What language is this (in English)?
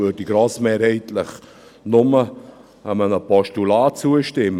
Swiss German